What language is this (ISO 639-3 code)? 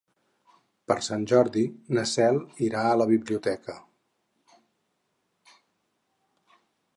cat